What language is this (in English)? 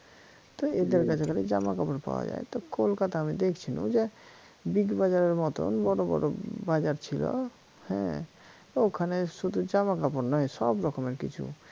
Bangla